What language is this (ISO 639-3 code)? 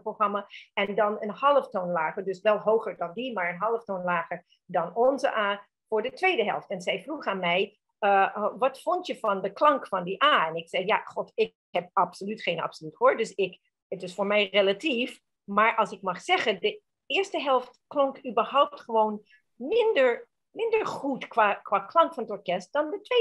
nld